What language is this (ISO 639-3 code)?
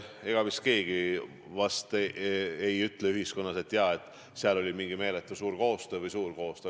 est